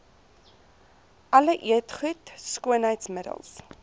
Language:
Afrikaans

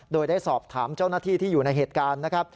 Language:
Thai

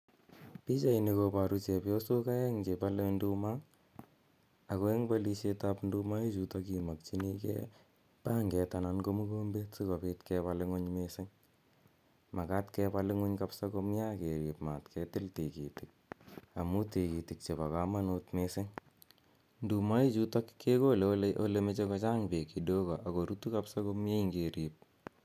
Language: Kalenjin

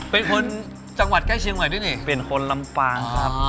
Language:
Thai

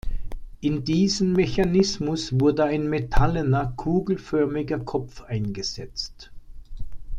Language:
German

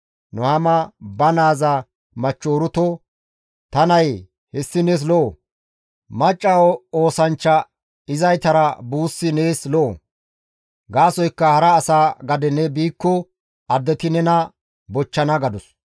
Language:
Gamo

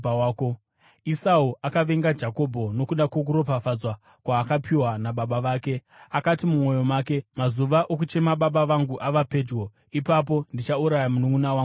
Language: Shona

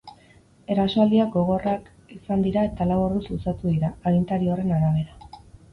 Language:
Basque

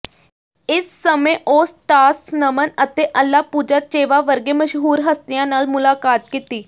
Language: Punjabi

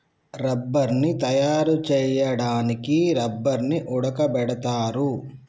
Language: Telugu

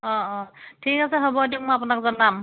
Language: Assamese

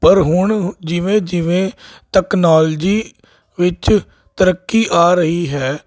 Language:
Punjabi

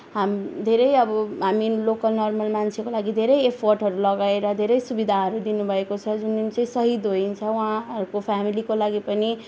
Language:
Nepali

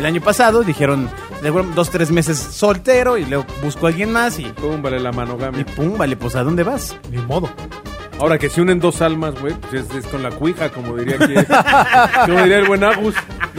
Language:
Spanish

